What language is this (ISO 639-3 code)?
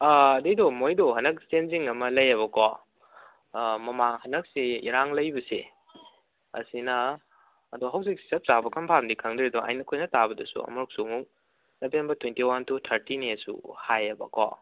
mni